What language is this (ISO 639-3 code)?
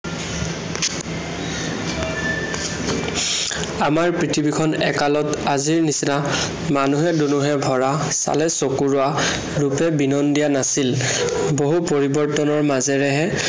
asm